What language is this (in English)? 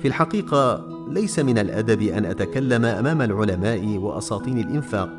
Arabic